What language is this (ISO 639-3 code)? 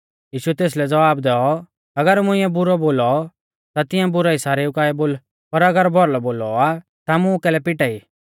bfz